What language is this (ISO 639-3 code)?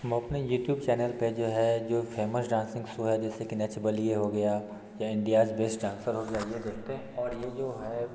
hin